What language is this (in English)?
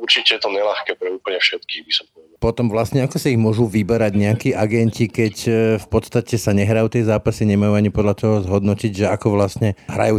Slovak